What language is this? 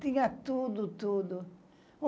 Portuguese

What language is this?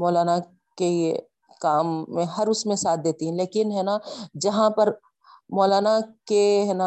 Urdu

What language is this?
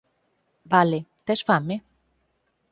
Galician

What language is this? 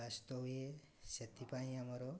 Odia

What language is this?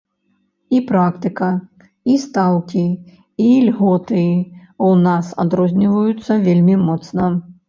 Belarusian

